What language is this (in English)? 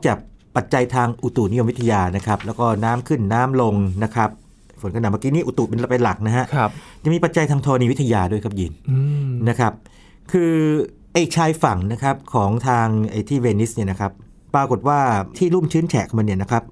Thai